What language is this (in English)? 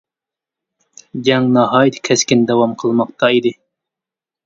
Uyghur